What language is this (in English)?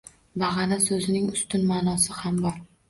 Uzbek